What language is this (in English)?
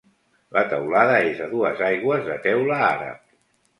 Catalan